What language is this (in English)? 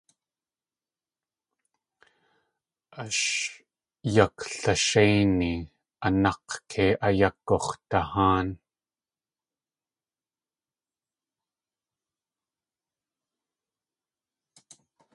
Tlingit